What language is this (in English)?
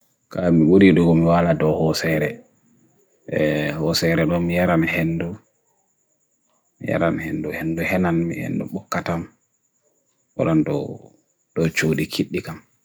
Bagirmi Fulfulde